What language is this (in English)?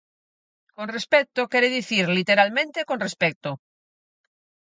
Galician